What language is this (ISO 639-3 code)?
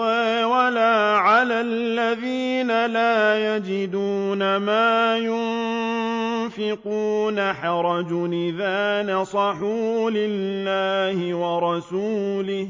ara